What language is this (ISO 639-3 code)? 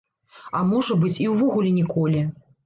bel